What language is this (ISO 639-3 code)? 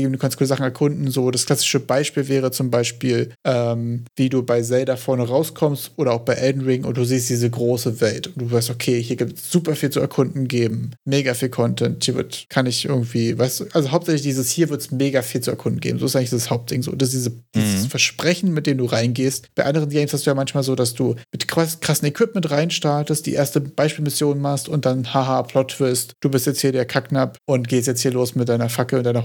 deu